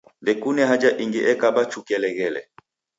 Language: Taita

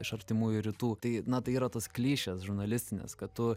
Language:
Lithuanian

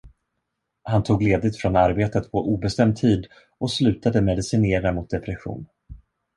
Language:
Swedish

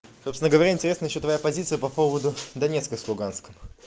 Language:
Russian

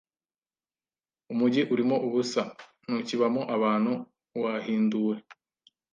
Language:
Kinyarwanda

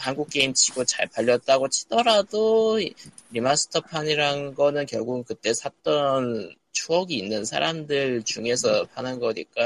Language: Korean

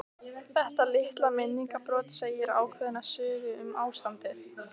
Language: Icelandic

